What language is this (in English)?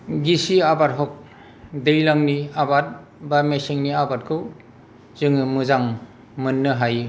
Bodo